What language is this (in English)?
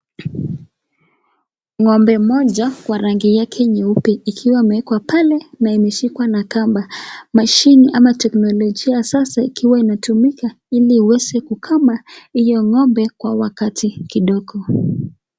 Swahili